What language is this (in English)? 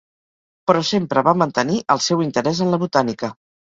Catalan